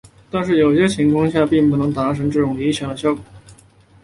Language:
Chinese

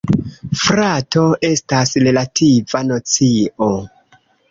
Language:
Esperanto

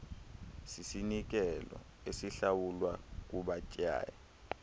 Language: Xhosa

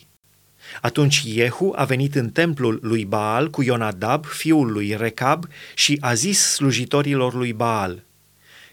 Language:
Romanian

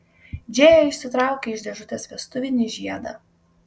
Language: Lithuanian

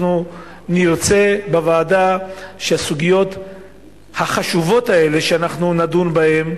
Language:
Hebrew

